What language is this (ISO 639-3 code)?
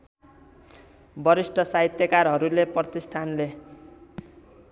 nep